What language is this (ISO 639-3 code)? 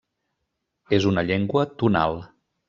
cat